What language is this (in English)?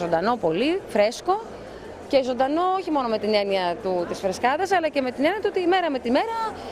Greek